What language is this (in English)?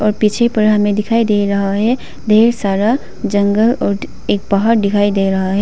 Hindi